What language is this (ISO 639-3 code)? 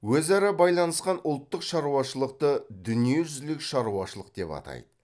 kaz